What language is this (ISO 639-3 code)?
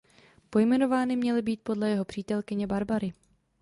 ces